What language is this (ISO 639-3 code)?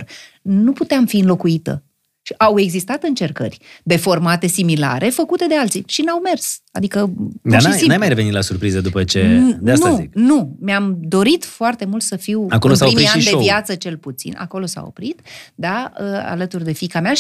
ron